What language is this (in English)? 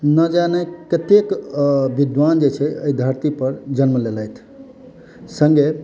Maithili